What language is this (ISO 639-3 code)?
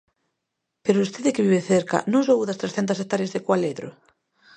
glg